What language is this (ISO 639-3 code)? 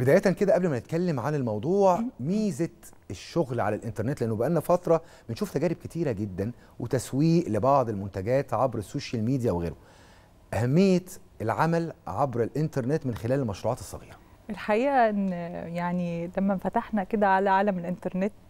ara